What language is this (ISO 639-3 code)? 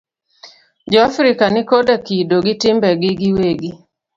luo